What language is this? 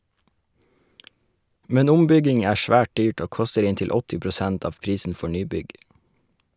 Norwegian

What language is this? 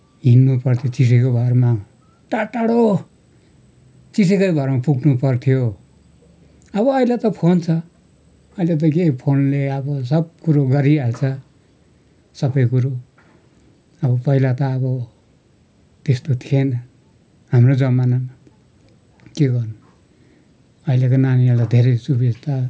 Nepali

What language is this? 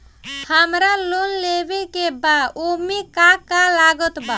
Bhojpuri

